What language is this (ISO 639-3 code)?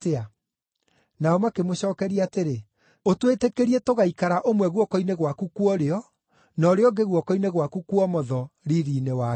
kik